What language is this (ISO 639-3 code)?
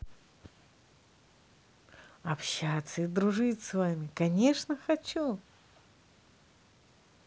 rus